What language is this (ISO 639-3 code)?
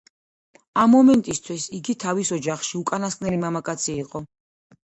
kat